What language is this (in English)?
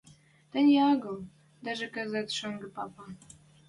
Western Mari